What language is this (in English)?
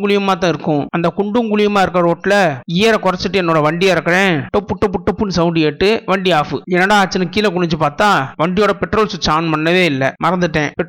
Tamil